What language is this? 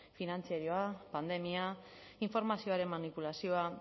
Basque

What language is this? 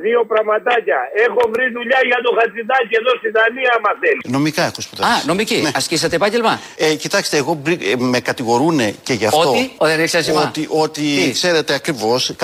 Greek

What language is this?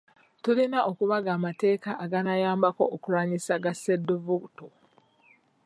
Ganda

